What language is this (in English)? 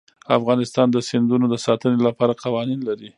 Pashto